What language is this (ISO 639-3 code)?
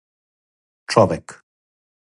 srp